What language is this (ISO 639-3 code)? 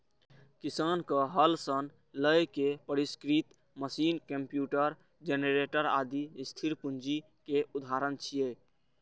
mai